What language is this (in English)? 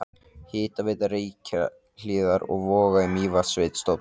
Icelandic